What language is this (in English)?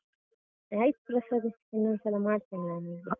Kannada